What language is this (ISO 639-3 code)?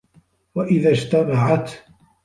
ara